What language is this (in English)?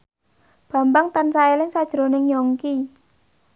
Javanese